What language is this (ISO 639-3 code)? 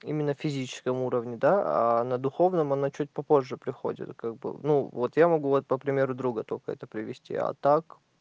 rus